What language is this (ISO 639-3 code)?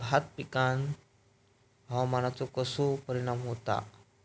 mar